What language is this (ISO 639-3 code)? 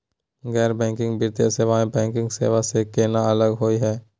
mag